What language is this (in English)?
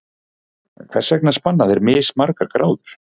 Icelandic